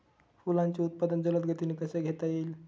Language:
Marathi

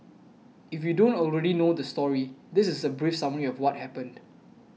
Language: English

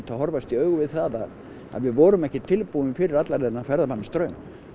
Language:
Icelandic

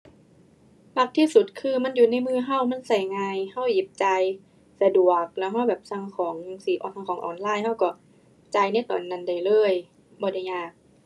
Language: Thai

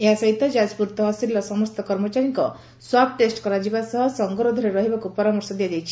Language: Odia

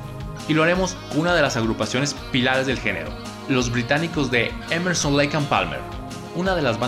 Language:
Spanish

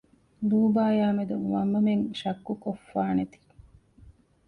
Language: Divehi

